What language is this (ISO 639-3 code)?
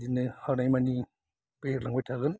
brx